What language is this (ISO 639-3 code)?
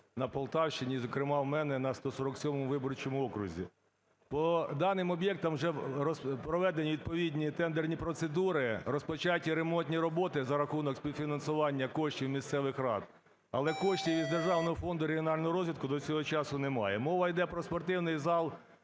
ukr